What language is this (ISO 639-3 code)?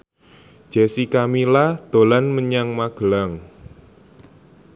jav